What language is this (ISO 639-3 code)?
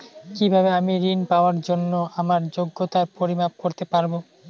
ben